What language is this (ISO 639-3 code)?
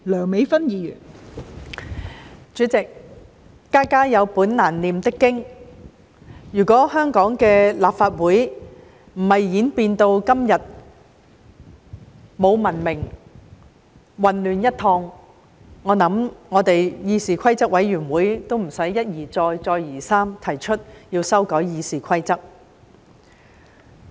yue